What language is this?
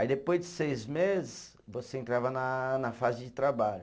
Portuguese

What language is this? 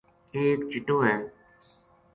Gujari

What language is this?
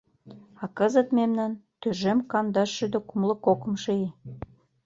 Mari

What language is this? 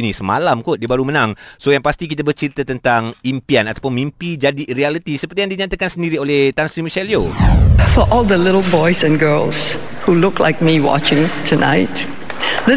Malay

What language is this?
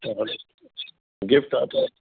Sindhi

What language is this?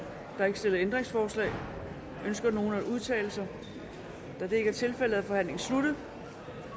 Danish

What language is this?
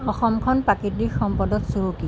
Assamese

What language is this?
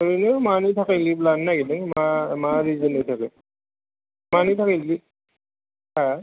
Bodo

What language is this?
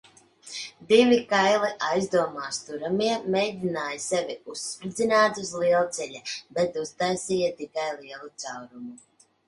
Latvian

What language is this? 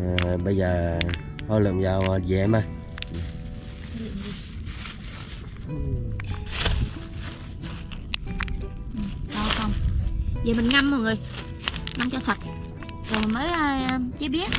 Vietnamese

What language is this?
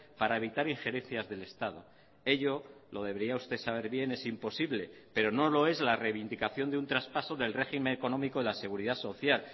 Spanish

